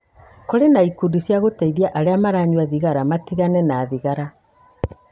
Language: Kikuyu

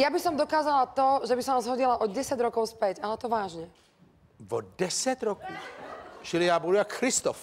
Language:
Czech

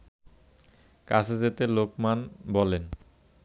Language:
Bangla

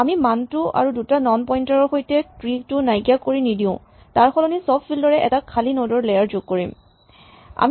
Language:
Assamese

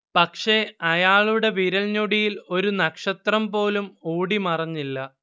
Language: Malayalam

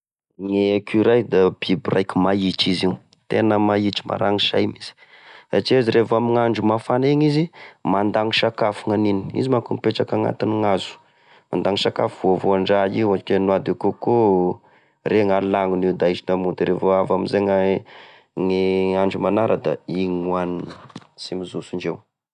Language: Tesaka Malagasy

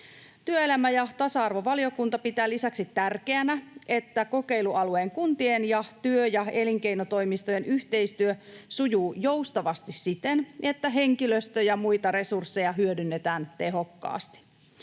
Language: Finnish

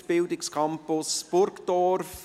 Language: Swiss German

